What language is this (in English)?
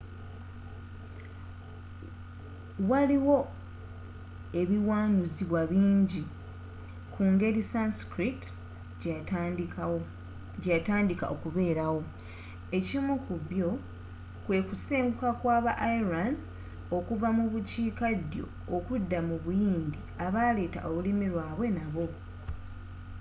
Ganda